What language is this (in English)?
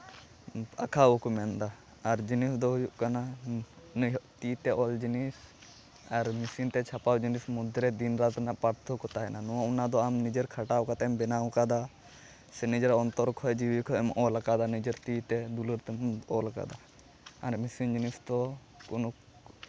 Santali